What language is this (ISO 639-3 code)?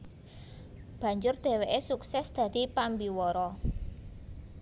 jav